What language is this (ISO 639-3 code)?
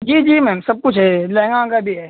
hin